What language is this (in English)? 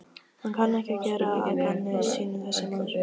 Icelandic